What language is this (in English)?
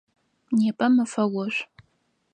Adyghe